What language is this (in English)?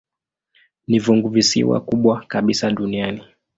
Swahili